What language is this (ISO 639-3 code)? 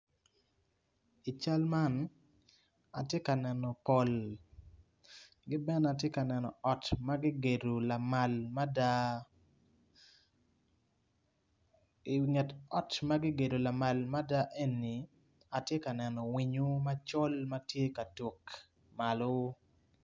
ach